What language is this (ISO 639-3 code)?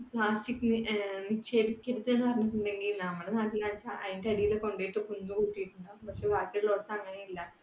mal